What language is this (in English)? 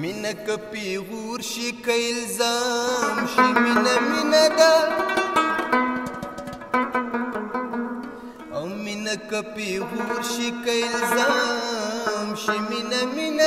Arabic